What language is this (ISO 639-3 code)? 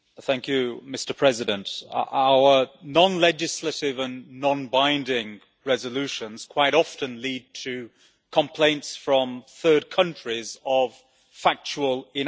eng